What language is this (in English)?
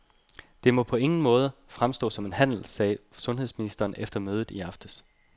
Danish